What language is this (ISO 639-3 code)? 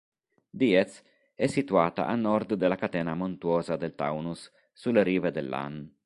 ita